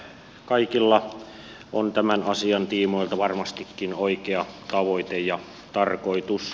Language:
Finnish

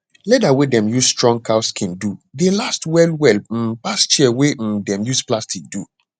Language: Nigerian Pidgin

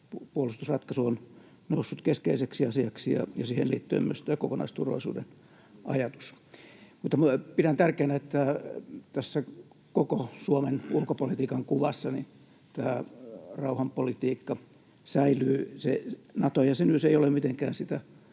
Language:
Finnish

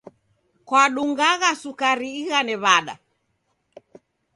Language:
Taita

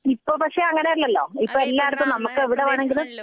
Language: Malayalam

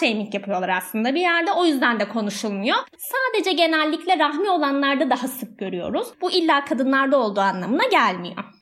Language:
Turkish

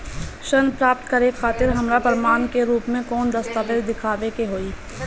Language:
Bhojpuri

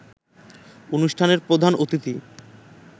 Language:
Bangla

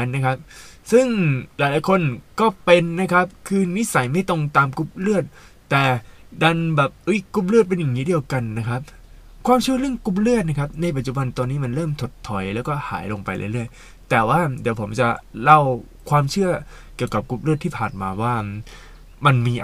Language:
Thai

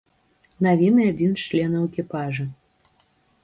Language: Belarusian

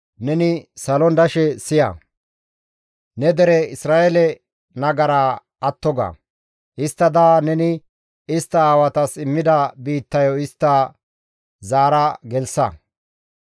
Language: Gamo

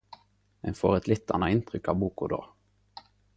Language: Norwegian Nynorsk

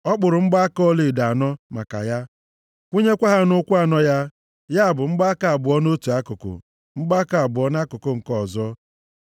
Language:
Igbo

